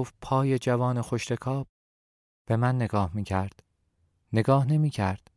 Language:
Persian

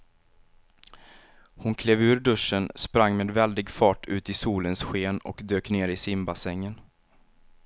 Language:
Swedish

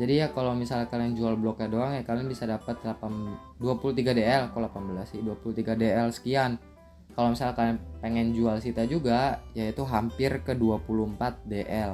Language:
Indonesian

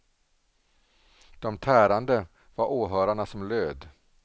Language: Swedish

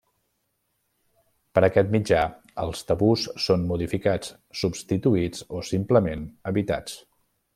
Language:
Catalan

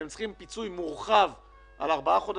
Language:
Hebrew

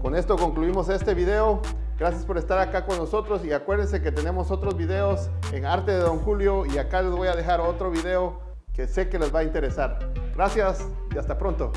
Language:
Spanish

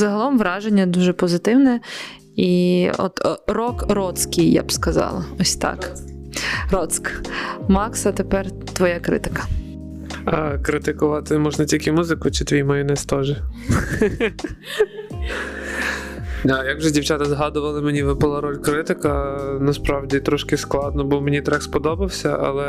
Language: Ukrainian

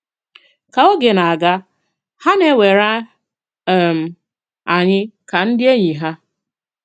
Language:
Igbo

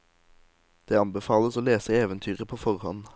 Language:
Norwegian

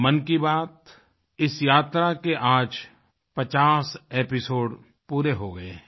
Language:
Hindi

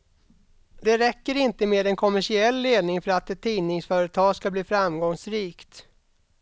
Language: Swedish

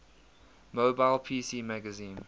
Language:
English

